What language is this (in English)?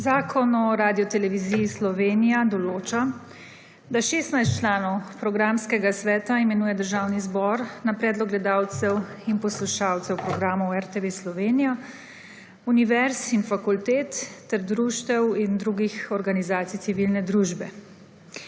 Slovenian